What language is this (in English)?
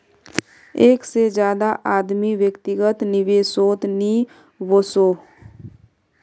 Magahi